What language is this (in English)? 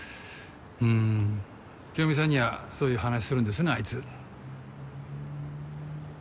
Japanese